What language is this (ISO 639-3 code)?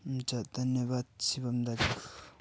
nep